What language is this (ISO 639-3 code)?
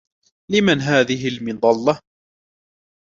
ara